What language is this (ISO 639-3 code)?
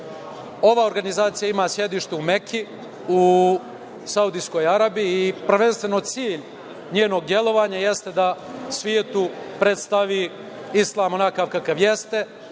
srp